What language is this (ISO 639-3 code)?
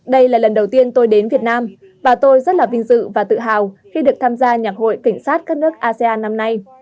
vie